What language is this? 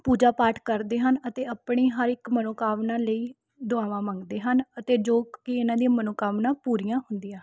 Punjabi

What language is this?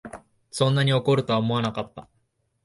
Japanese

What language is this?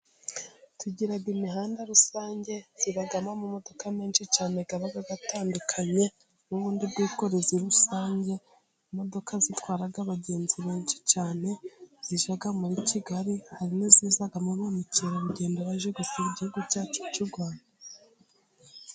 Kinyarwanda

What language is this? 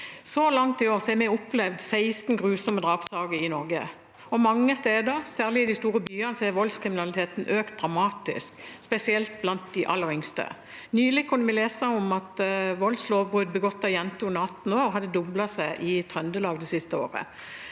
Norwegian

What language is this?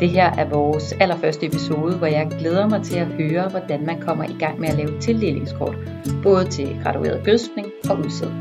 Danish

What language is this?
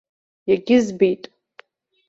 Abkhazian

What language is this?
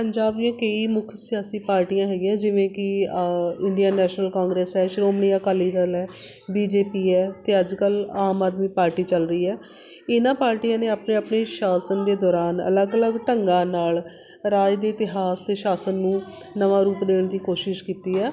Punjabi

